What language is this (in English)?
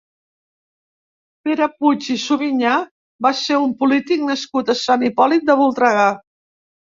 Catalan